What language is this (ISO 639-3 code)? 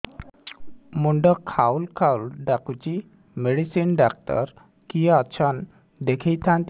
ori